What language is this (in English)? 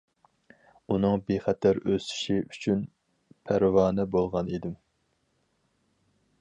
Uyghur